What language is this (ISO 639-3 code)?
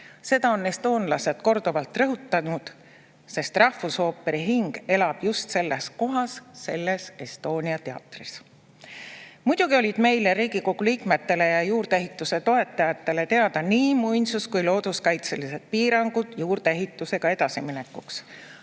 est